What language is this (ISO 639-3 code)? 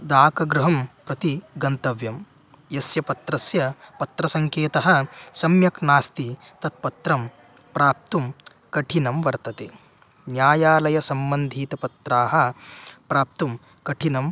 san